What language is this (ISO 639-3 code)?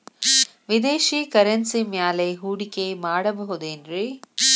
kan